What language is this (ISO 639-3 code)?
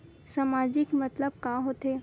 hne